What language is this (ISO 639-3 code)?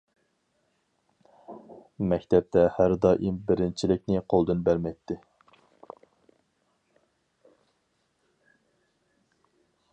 uig